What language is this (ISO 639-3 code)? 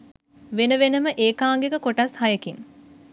sin